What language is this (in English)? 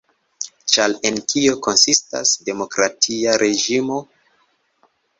Esperanto